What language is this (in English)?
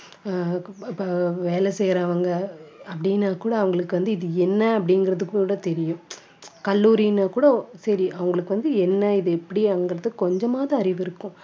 Tamil